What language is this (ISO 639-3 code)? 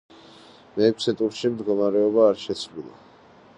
kat